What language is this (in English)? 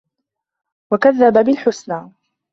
Arabic